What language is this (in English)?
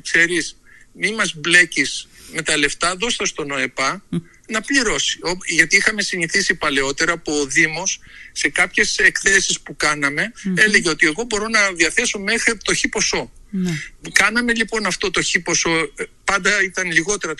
Greek